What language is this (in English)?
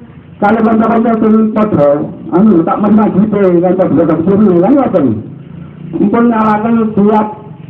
Indonesian